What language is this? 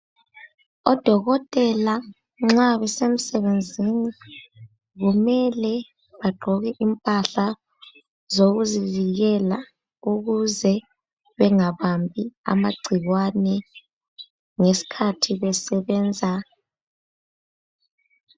North Ndebele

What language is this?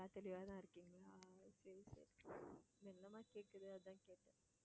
Tamil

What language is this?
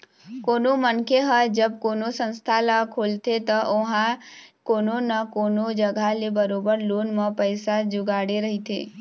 Chhattisgarhi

